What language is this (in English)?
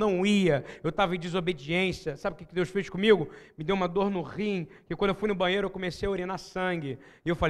Portuguese